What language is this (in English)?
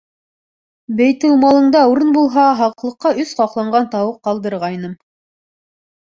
Bashkir